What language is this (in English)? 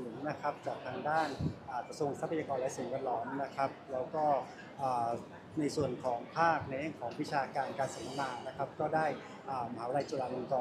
Thai